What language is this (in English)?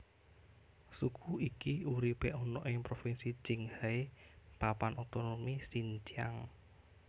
Javanese